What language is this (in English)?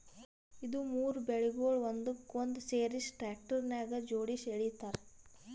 Kannada